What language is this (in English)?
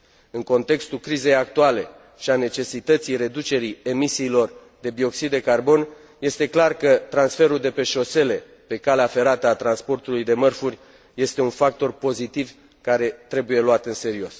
Romanian